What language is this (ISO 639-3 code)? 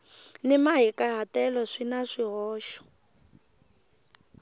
tso